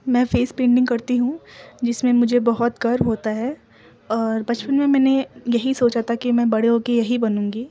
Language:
Urdu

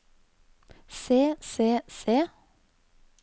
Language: Norwegian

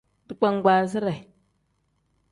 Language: Tem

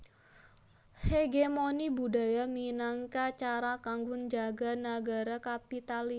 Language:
Javanese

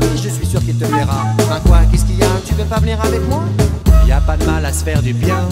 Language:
French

